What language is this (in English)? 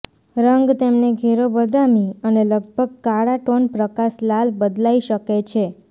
Gujarati